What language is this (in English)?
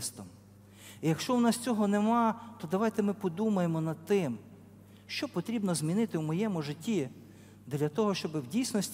Ukrainian